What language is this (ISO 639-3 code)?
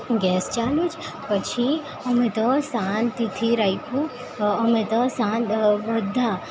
guj